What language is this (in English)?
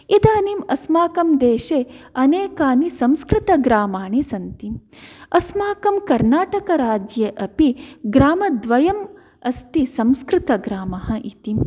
Sanskrit